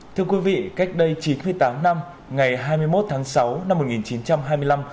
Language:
Vietnamese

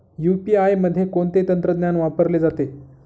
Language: Marathi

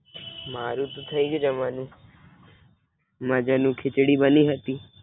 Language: Gujarati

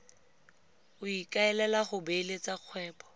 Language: Tswana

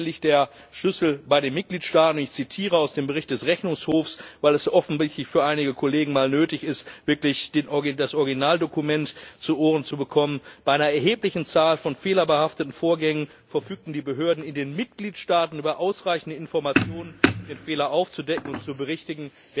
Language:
German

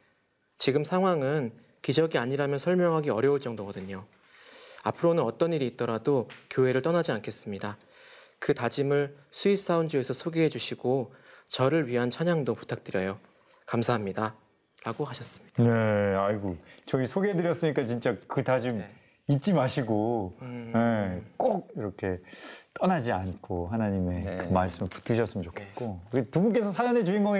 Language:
Korean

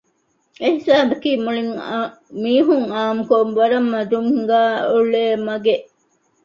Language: Divehi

